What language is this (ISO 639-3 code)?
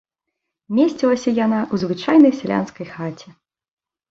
bel